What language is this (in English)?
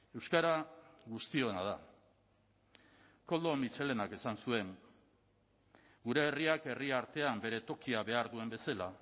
Basque